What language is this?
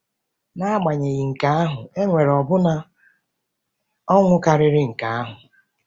Igbo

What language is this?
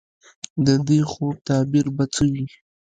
Pashto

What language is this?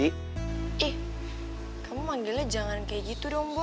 Indonesian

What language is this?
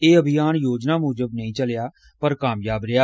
Dogri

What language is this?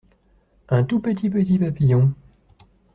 French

